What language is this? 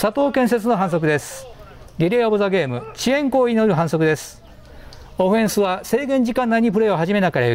Japanese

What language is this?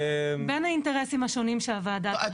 Hebrew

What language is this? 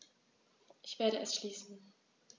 German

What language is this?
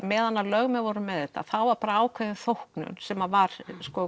Icelandic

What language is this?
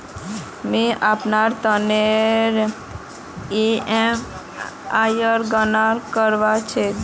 Magahi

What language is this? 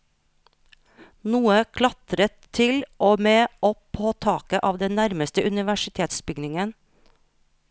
Norwegian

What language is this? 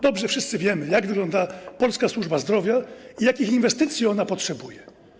Polish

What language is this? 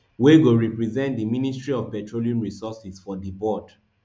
Nigerian Pidgin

